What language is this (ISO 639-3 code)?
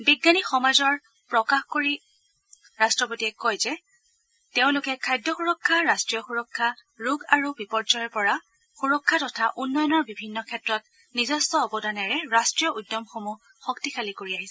asm